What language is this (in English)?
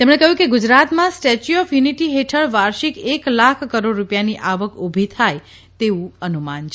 Gujarati